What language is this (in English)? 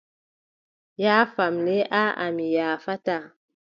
Adamawa Fulfulde